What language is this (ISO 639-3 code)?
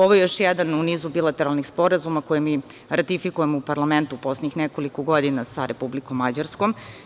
srp